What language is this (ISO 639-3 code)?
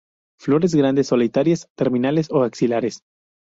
spa